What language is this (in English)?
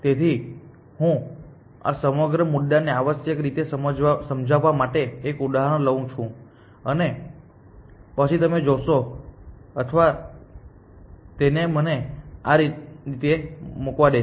Gujarati